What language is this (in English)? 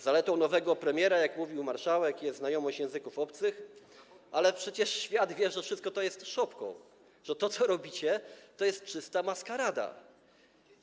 Polish